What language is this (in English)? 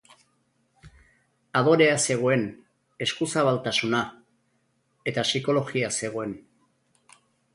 Basque